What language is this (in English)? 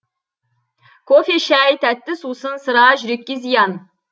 Kazakh